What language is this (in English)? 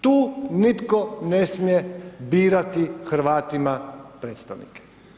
Croatian